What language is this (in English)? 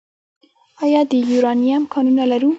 Pashto